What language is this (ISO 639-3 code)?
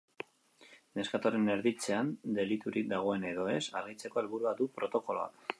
eus